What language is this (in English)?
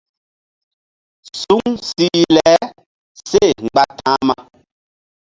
Mbum